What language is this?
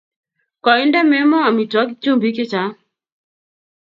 Kalenjin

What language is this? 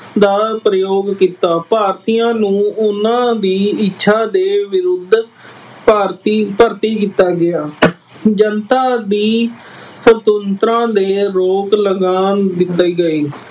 Punjabi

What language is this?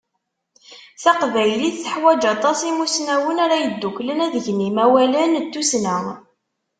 Kabyle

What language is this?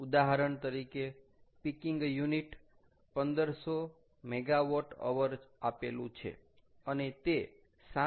Gujarati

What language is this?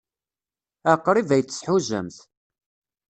Kabyle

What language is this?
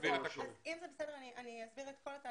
Hebrew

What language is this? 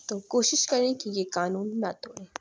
Urdu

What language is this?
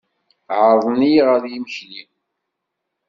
Kabyle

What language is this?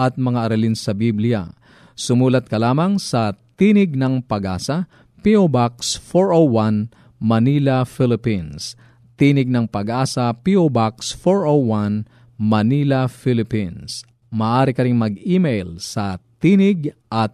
Filipino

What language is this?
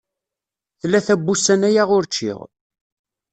Kabyle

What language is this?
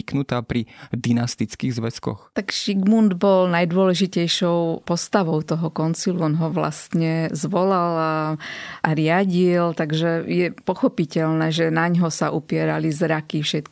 Slovak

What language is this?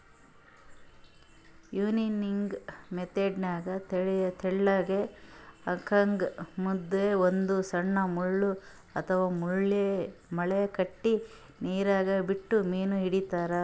Kannada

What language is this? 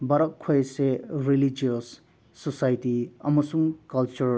Manipuri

